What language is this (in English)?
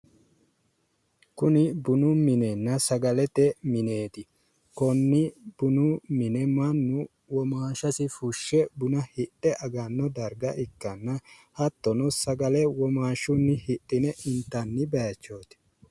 Sidamo